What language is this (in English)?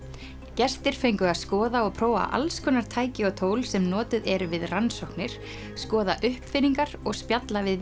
Icelandic